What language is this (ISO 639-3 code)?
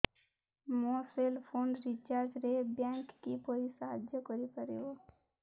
ori